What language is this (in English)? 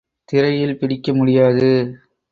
Tamil